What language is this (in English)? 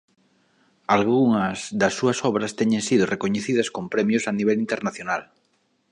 Galician